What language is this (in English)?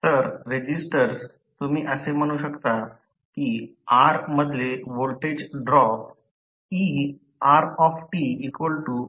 Marathi